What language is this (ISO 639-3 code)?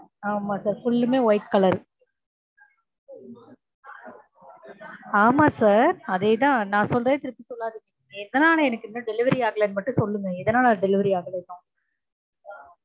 tam